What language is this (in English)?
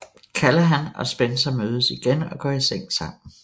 Danish